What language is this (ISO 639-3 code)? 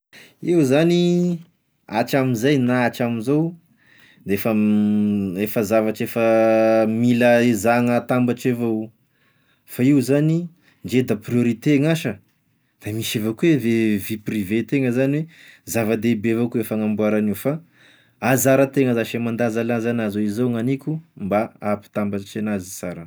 tkg